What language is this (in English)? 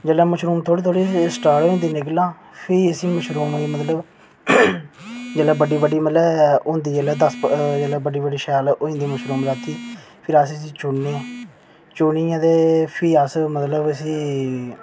Dogri